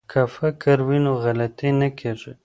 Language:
Pashto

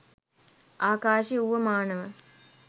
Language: Sinhala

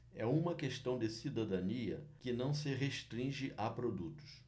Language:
Portuguese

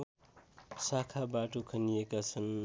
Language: Nepali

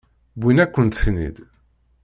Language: Kabyle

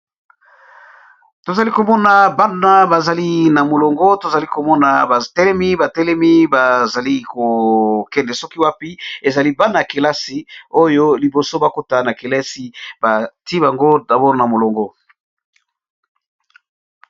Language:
Lingala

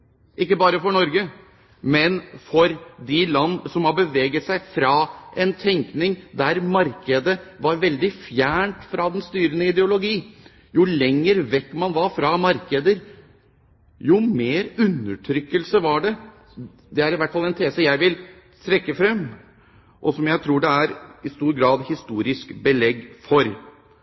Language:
Norwegian Bokmål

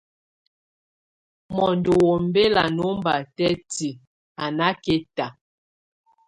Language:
Tunen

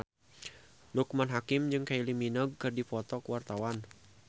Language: Sundanese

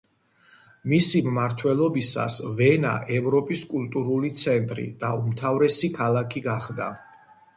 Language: Georgian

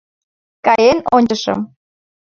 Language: Mari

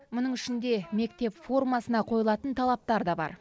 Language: Kazakh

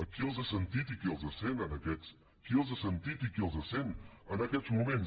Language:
Catalan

